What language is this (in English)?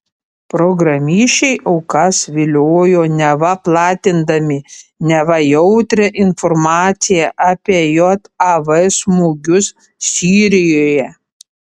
Lithuanian